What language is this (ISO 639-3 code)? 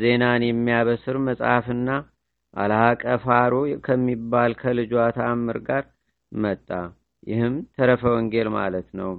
amh